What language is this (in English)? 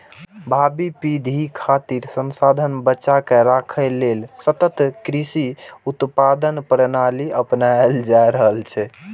Maithili